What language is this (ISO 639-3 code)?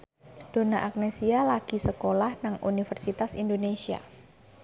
jav